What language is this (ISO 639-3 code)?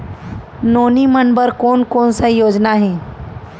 hne